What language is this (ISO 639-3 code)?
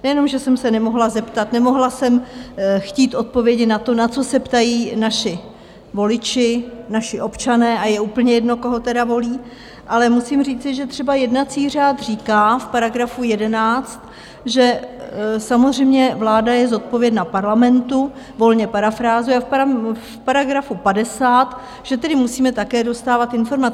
ces